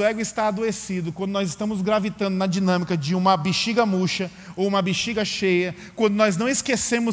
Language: Portuguese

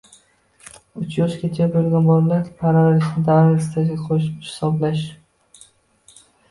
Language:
Uzbek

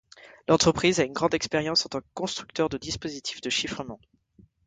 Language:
French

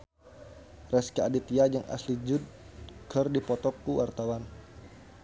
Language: Sundanese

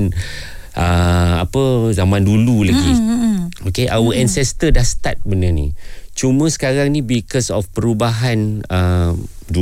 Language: Malay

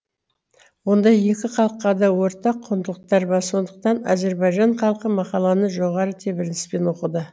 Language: Kazakh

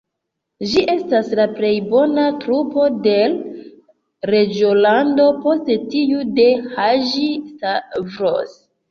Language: Esperanto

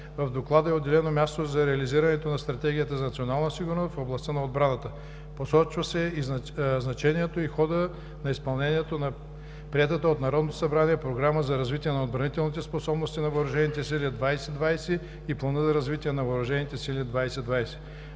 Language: Bulgarian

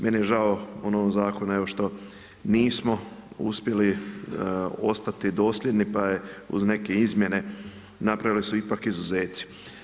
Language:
Croatian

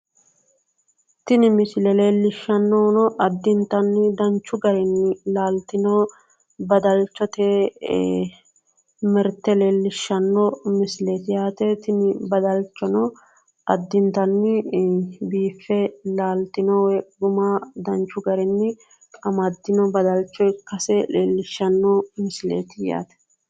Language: Sidamo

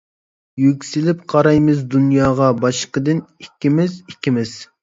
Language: Uyghur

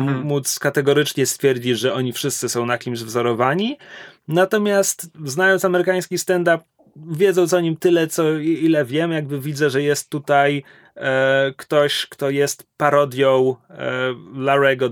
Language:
Polish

